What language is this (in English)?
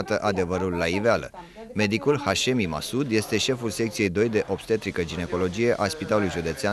Romanian